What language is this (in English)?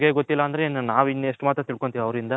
Kannada